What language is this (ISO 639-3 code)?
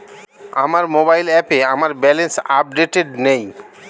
ben